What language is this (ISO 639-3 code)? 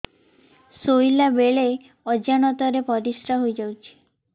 ori